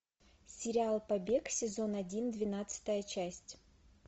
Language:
Russian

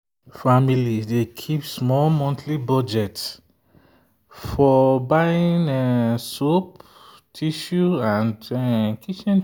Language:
Nigerian Pidgin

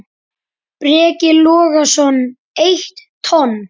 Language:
Icelandic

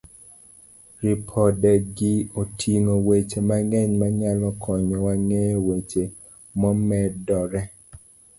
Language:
Luo (Kenya and Tanzania)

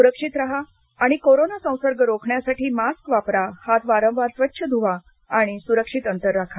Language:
Marathi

